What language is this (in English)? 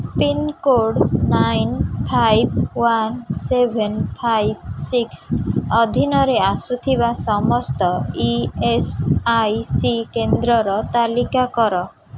Odia